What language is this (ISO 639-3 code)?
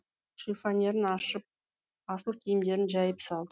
kaz